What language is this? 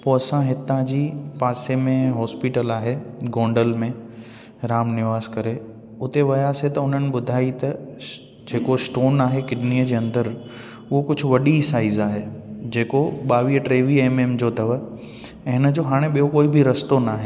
Sindhi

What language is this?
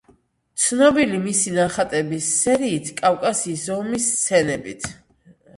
Georgian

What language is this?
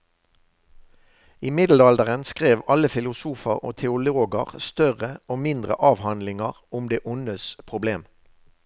Norwegian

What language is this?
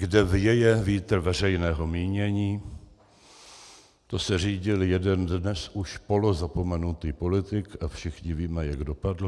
Czech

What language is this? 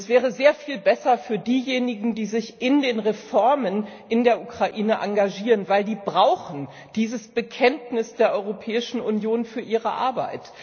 German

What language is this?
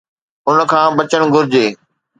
Sindhi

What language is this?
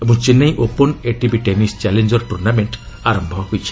Odia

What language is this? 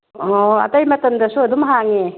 Manipuri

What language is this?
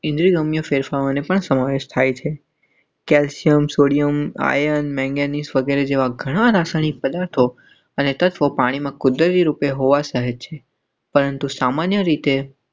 Gujarati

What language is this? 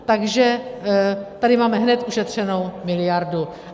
Czech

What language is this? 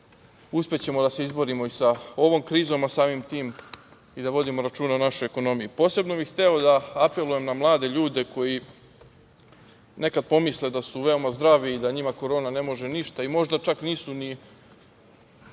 Serbian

